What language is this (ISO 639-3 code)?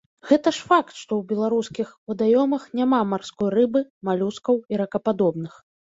bel